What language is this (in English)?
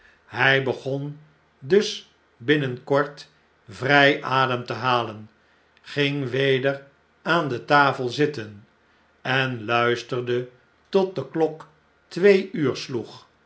Dutch